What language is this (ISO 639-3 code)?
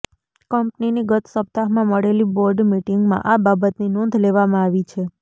guj